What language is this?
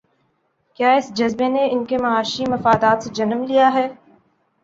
Urdu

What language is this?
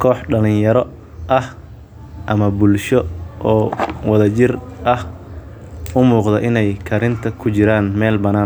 Somali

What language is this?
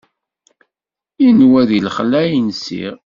Kabyle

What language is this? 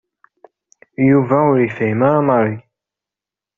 Kabyle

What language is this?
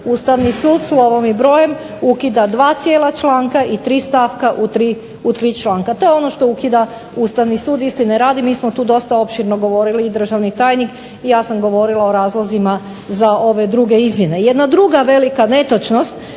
Croatian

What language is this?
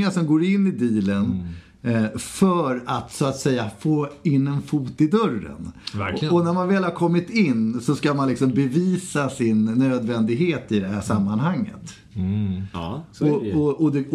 Swedish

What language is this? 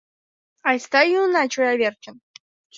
Mari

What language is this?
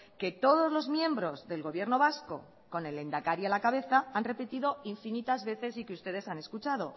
Spanish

